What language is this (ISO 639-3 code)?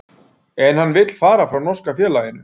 isl